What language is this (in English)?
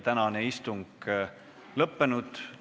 Estonian